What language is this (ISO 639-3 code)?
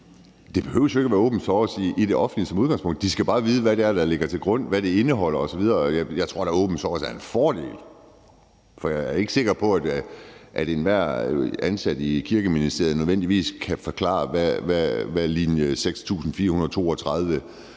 dan